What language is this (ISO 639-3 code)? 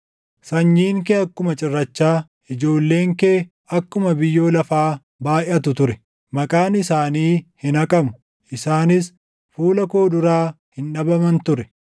orm